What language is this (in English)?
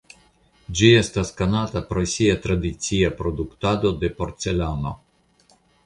Esperanto